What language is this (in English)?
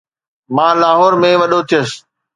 Sindhi